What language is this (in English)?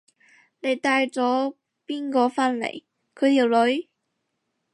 Cantonese